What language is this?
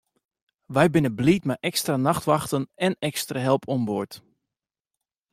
Western Frisian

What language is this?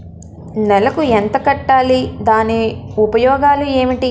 Telugu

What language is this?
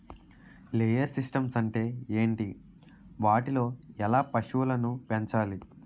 Telugu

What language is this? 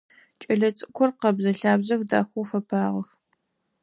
Adyghe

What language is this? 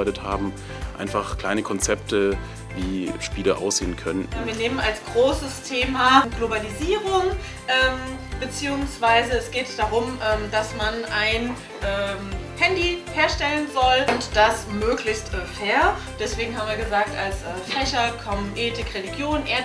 German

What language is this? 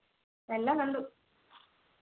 Malayalam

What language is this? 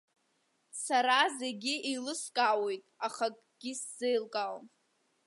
Abkhazian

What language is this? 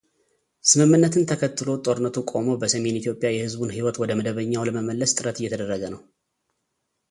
Amharic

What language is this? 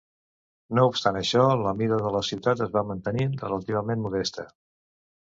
Catalan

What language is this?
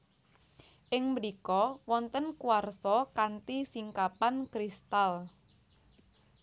Javanese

